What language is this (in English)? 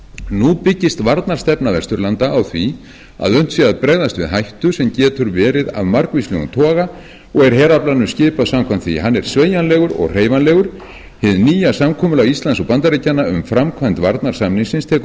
Icelandic